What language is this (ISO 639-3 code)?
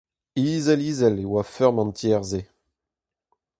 bre